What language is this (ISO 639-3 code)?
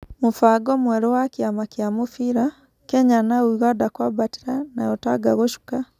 kik